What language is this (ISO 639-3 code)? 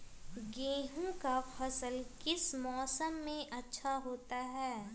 mag